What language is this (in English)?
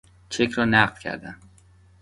Persian